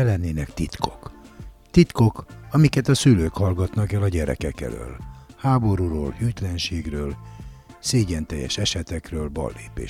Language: Hungarian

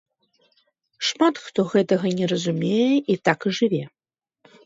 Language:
Belarusian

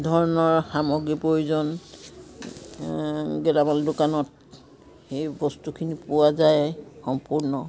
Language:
Assamese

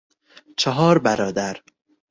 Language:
Persian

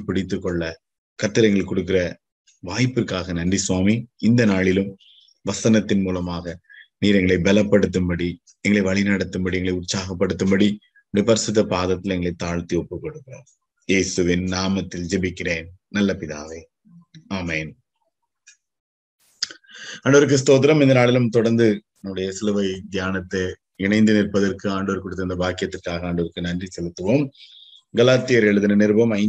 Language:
Tamil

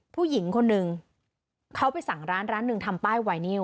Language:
Thai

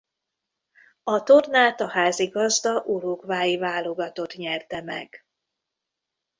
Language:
Hungarian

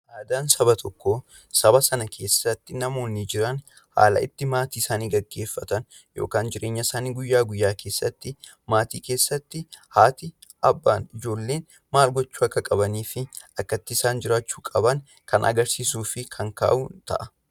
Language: Oromo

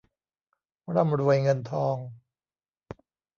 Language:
Thai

